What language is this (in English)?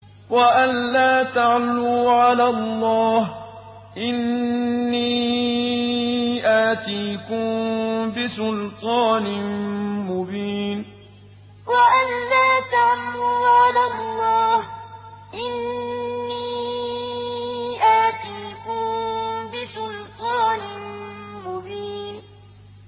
Arabic